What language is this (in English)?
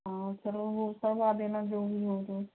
Hindi